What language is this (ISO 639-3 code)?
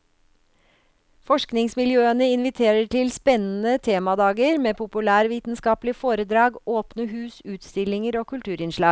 nor